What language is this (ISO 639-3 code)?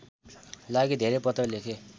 nep